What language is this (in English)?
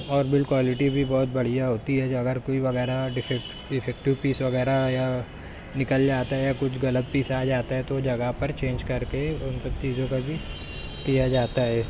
Urdu